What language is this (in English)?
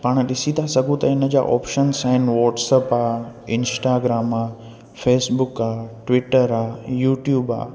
Sindhi